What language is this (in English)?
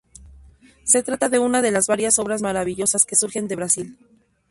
Spanish